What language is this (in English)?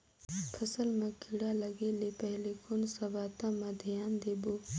Chhattisgarhi